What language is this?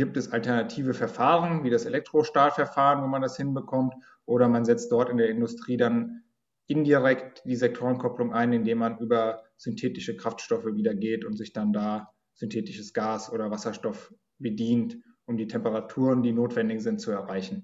German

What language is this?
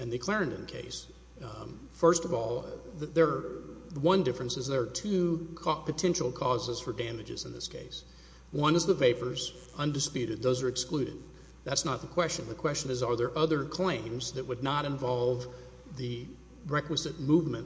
English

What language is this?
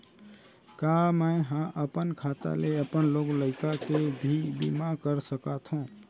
Chhattisgarhi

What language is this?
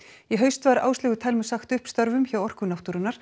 Icelandic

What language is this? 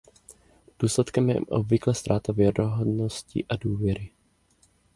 Czech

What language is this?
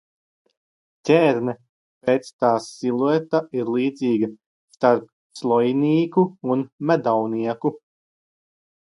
Latvian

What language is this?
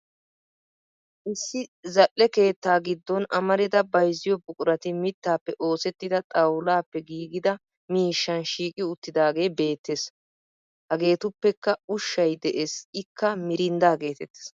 Wolaytta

